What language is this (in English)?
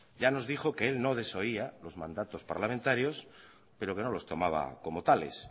Spanish